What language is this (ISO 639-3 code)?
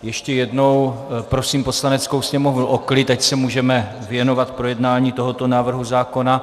ces